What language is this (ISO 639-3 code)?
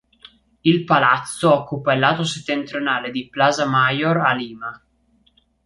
ita